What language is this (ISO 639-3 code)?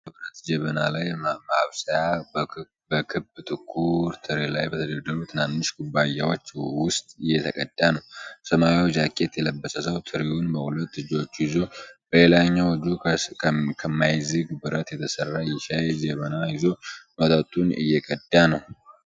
amh